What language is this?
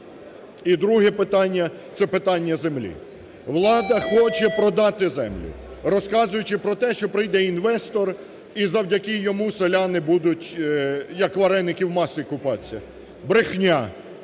Ukrainian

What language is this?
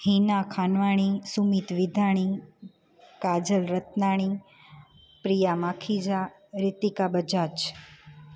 Sindhi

